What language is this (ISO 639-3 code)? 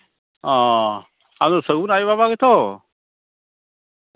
sat